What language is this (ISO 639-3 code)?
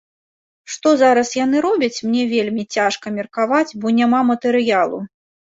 bel